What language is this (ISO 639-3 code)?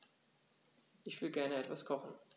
deu